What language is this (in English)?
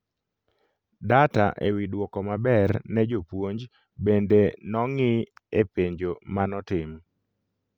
Luo (Kenya and Tanzania)